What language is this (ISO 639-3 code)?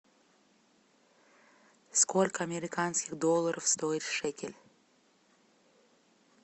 rus